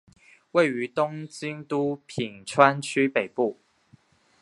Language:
Chinese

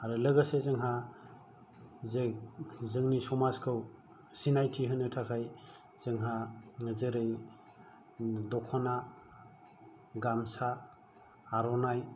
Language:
Bodo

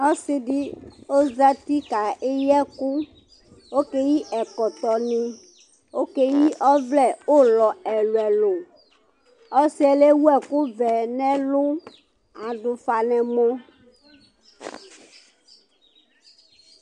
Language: Ikposo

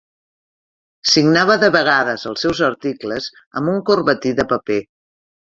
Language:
Catalan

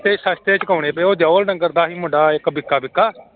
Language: Punjabi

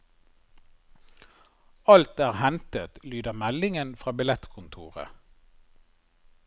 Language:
Norwegian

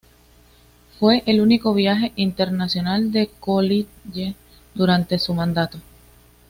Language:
Spanish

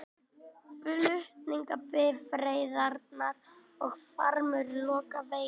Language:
Icelandic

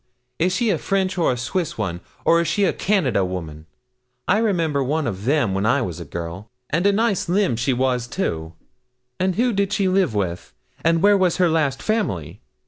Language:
English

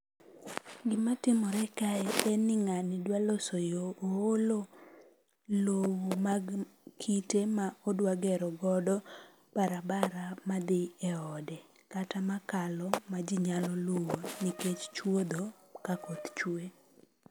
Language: Luo (Kenya and Tanzania)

